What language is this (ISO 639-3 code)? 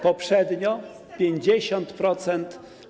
pol